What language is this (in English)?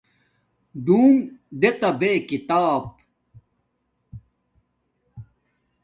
Domaaki